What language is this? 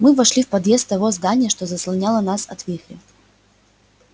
Russian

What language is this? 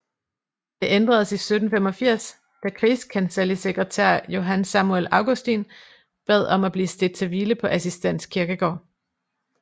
Danish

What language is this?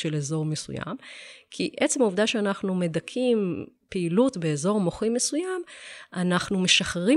Hebrew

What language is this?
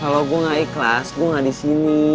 Indonesian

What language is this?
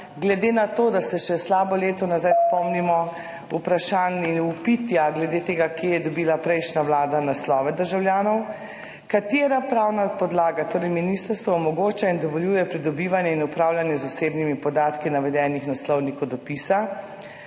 Slovenian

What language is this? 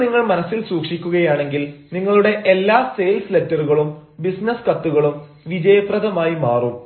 Malayalam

